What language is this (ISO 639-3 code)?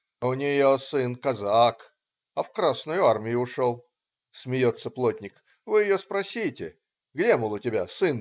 rus